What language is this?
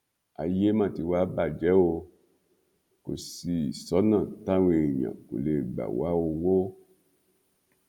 Yoruba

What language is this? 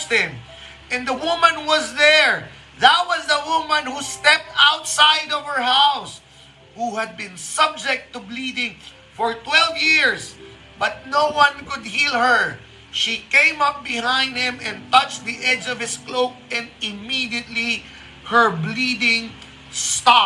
Filipino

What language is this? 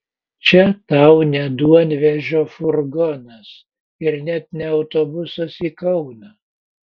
Lithuanian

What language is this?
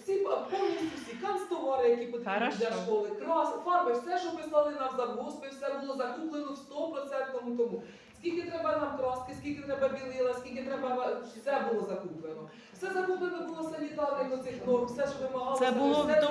Ukrainian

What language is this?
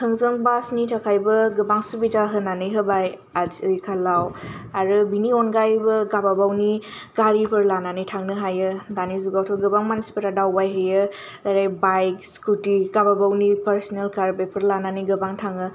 Bodo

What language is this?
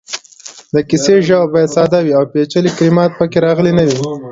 Pashto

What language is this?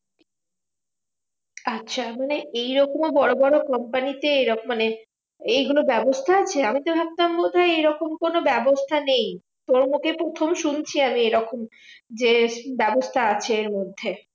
Bangla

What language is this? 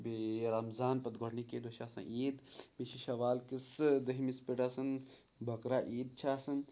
Kashmiri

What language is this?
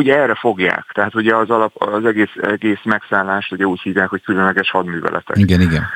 Hungarian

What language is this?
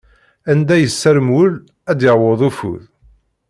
Kabyle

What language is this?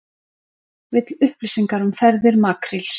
Icelandic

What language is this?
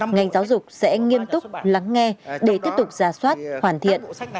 Vietnamese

